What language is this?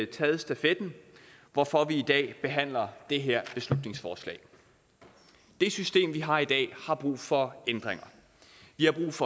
Danish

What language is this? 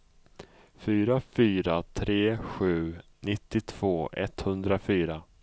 Swedish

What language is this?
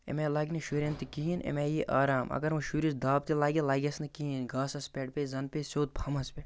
Kashmiri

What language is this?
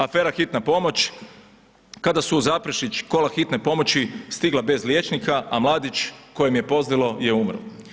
Croatian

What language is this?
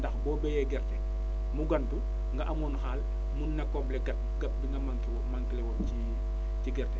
Wolof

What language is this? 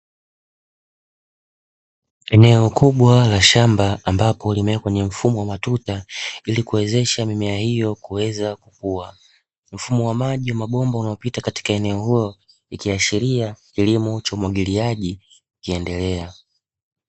Swahili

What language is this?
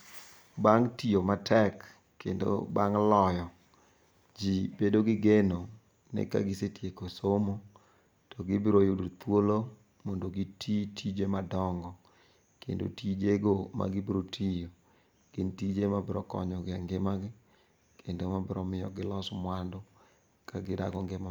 Luo (Kenya and Tanzania)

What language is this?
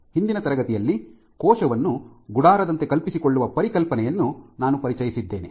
Kannada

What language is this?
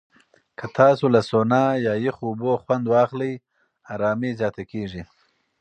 Pashto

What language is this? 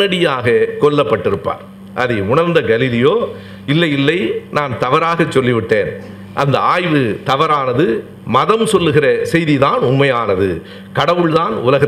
Tamil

